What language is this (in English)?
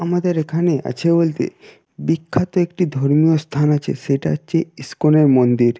Bangla